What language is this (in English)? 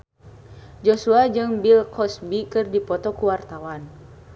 Sundanese